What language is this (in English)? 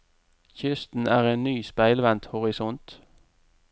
Norwegian